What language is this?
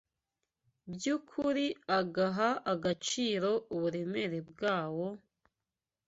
Kinyarwanda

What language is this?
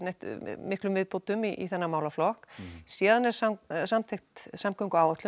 Icelandic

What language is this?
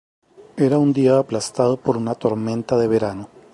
Spanish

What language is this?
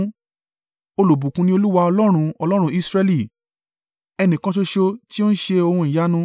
Yoruba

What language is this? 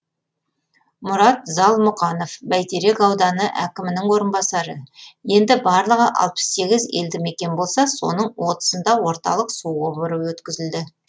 Kazakh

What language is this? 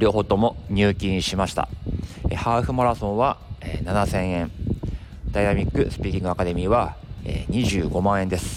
Japanese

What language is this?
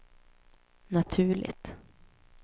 Swedish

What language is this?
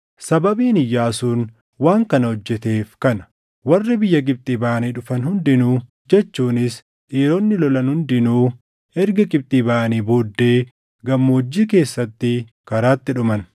Oromo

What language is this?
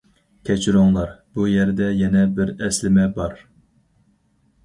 Uyghur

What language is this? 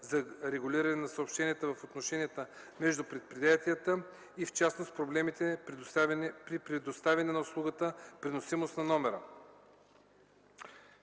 Bulgarian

